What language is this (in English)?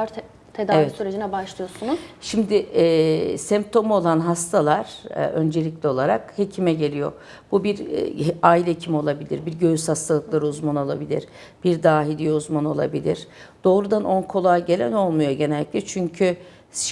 Turkish